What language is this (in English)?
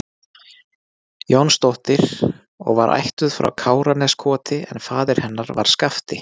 Icelandic